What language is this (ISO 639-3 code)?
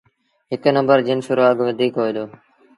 sbn